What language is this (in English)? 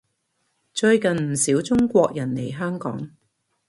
Cantonese